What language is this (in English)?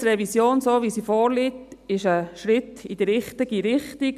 Swiss German